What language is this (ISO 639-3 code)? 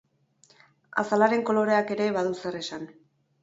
eus